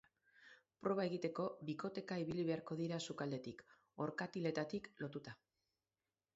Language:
Basque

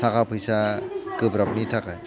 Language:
Bodo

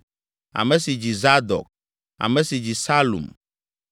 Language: Ewe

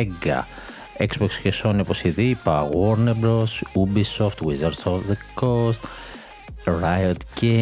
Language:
Greek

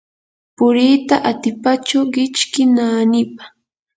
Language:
Yanahuanca Pasco Quechua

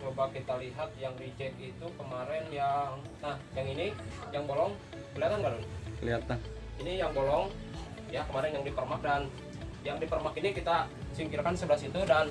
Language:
Indonesian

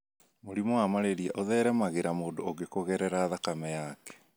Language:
Kikuyu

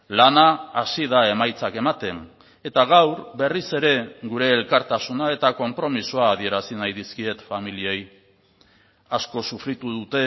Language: Basque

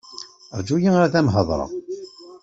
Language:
Kabyle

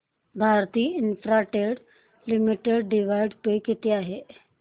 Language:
Marathi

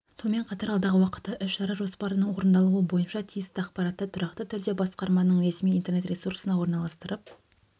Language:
Kazakh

